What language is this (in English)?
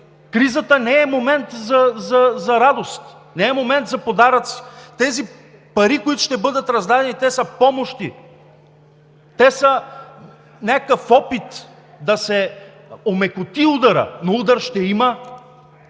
Bulgarian